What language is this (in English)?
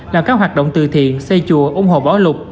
Vietnamese